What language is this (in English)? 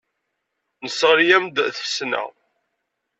Kabyle